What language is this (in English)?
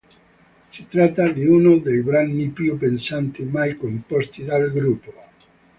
Italian